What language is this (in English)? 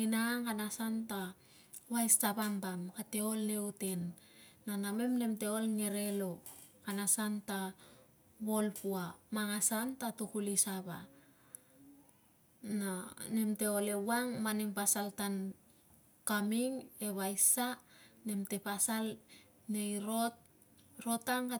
Tungag